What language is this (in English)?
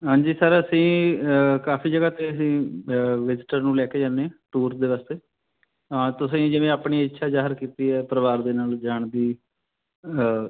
Punjabi